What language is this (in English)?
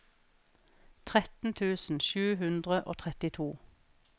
Norwegian